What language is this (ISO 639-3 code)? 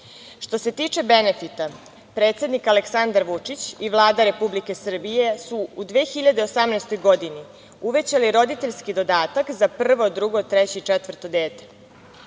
srp